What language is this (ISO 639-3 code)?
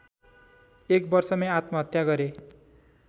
nep